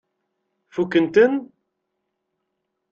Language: Kabyle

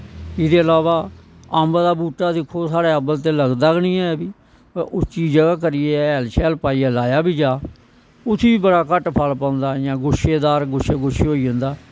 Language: Dogri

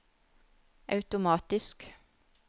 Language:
Norwegian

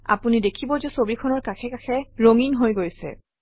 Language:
Assamese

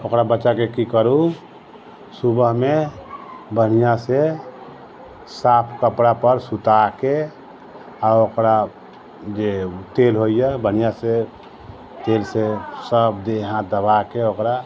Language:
Maithili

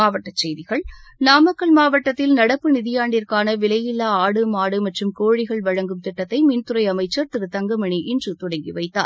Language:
Tamil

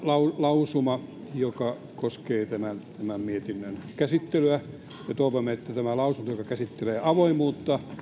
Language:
Finnish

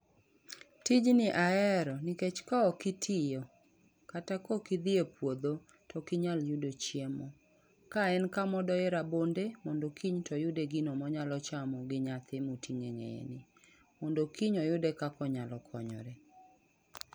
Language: Luo (Kenya and Tanzania)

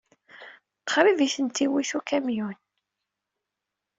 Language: Kabyle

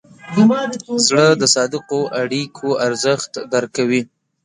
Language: Pashto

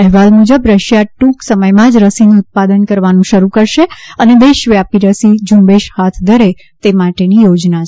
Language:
Gujarati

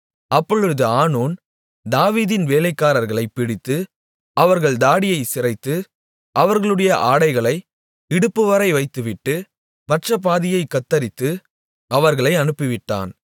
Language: Tamil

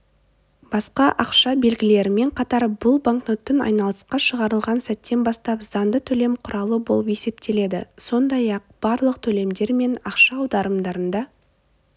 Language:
Kazakh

